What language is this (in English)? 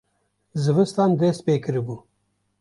Kurdish